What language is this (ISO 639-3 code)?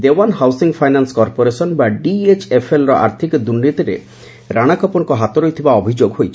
ori